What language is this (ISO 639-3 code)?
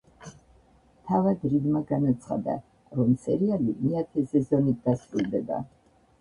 kat